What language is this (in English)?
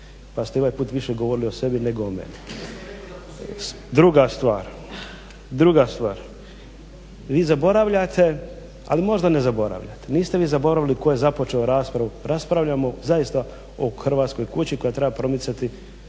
Croatian